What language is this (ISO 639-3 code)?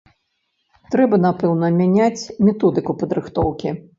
bel